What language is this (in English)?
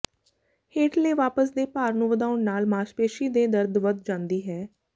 Punjabi